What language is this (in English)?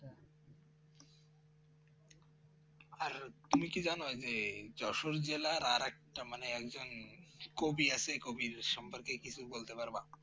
Bangla